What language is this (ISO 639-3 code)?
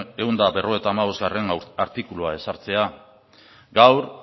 eus